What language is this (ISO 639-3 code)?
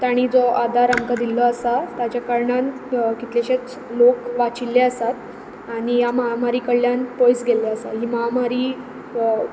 kok